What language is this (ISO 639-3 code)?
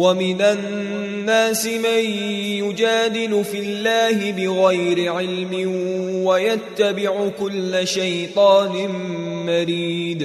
ara